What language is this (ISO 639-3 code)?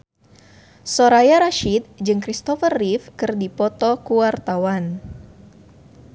sun